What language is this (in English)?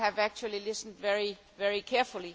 English